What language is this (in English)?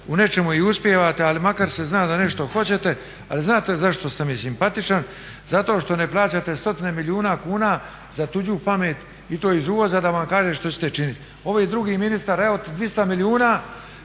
Croatian